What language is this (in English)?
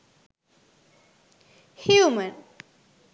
Sinhala